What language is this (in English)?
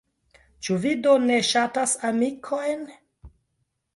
Esperanto